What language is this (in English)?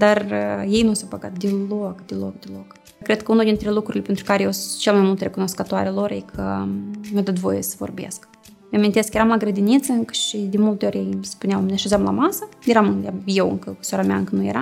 Romanian